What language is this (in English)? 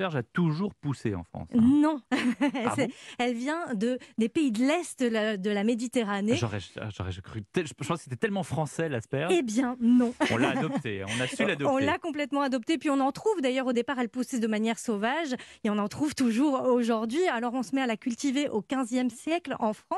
French